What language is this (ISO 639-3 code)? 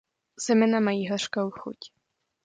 ces